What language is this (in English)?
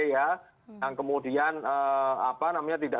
Indonesian